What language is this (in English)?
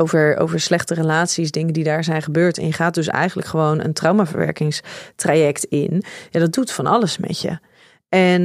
Dutch